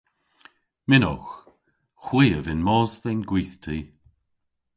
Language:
Cornish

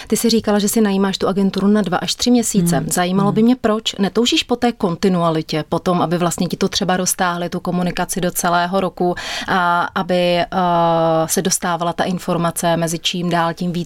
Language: Czech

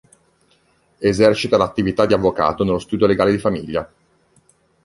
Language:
Italian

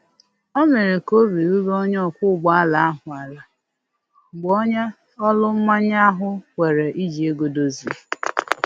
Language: Igbo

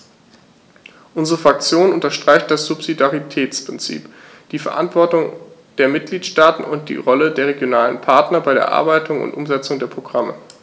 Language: German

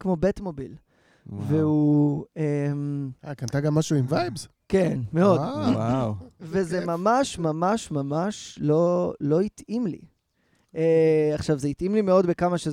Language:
Hebrew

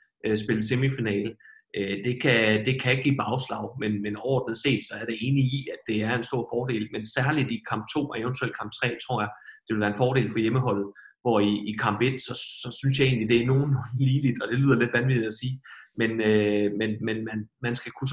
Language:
Danish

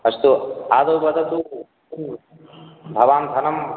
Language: Sanskrit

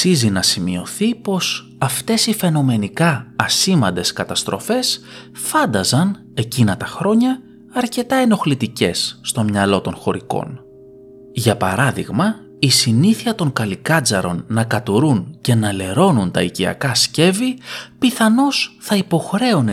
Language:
Greek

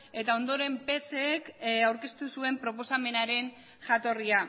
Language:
Basque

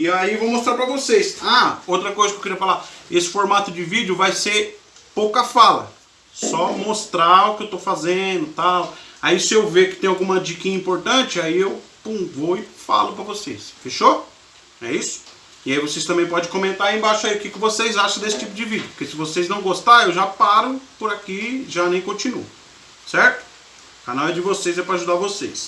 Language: Portuguese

